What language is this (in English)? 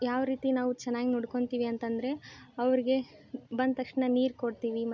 Kannada